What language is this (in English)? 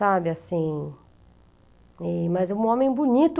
Portuguese